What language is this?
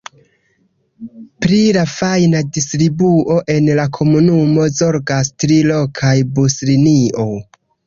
Esperanto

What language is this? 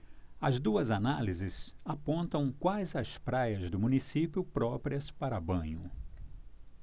Portuguese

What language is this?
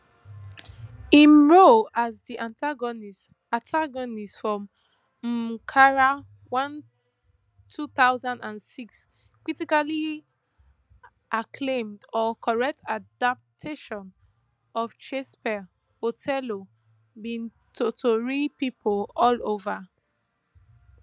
Nigerian Pidgin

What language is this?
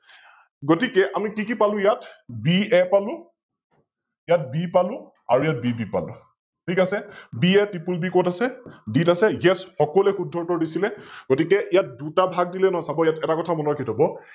Assamese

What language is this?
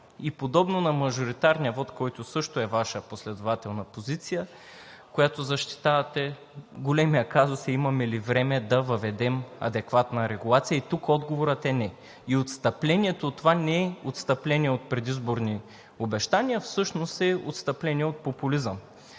Bulgarian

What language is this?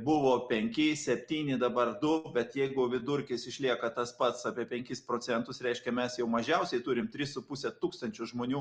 Lithuanian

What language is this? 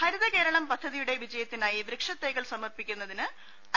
Malayalam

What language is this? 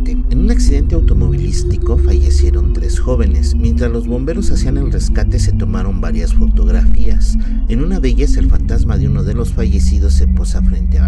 Spanish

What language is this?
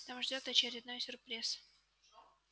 Russian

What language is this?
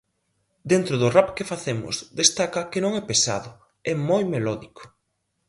Galician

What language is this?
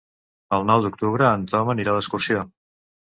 Catalan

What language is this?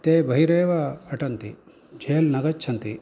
Sanskrit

